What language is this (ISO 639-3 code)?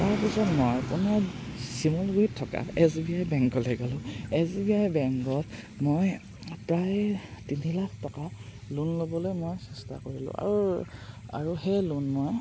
asm